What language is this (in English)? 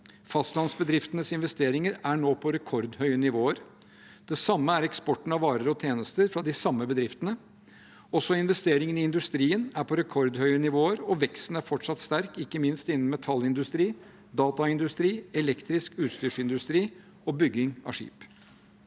Norwegian